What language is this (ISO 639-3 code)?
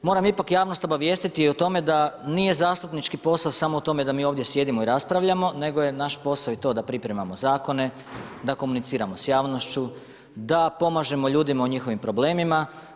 hrv